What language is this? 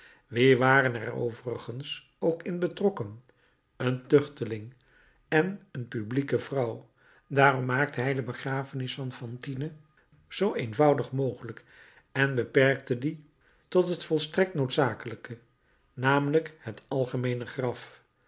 Dutch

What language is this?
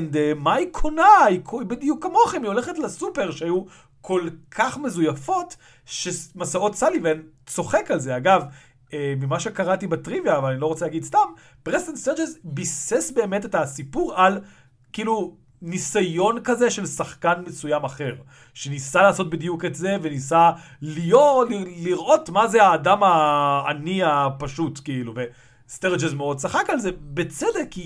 Hebrew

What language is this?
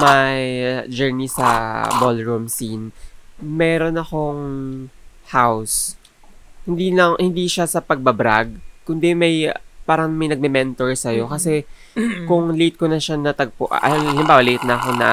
Filipino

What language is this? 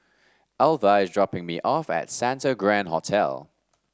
English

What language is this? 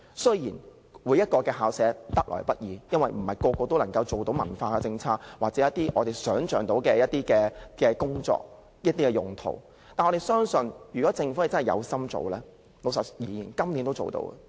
Cantonese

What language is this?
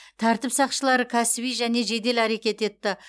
Kazakh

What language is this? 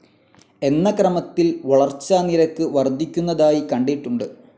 Malayalam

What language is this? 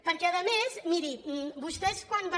Catalan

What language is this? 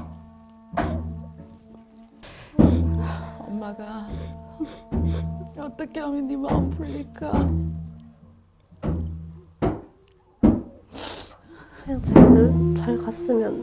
Korean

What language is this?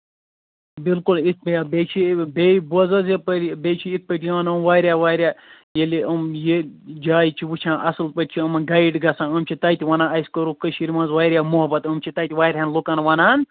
Kashmiri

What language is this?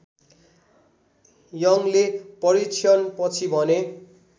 Nepali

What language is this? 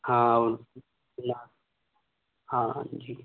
Hindi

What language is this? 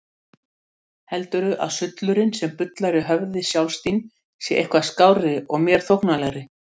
Icelandic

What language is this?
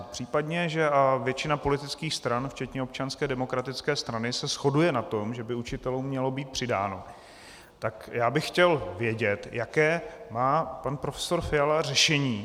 Czech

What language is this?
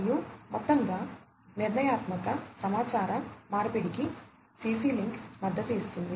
Telugu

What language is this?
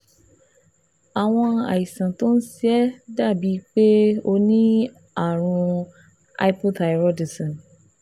Yoruba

